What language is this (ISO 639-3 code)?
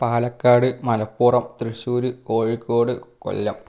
mal